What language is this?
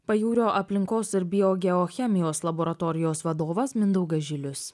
Lithuanian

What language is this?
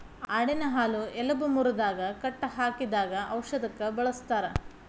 Kannada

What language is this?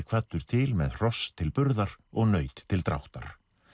Icelandic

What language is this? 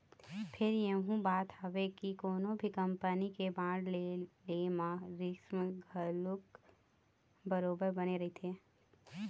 Chhattisgarhi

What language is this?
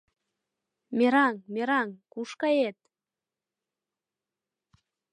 Mari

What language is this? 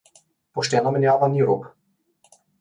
Slovenian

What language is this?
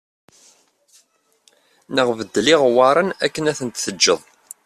Kabyle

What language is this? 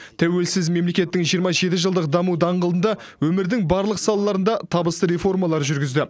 Kazakh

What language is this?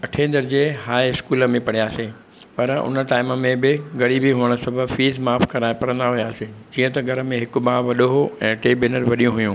Sindhi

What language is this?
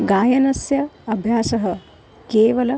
Sanskrit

